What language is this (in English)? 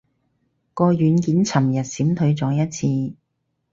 Cantonese